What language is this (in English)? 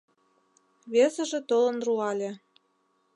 Mari